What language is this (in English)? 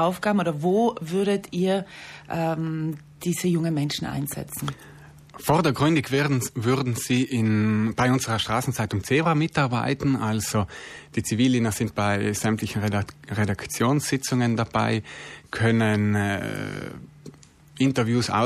German